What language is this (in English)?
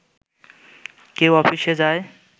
Bangla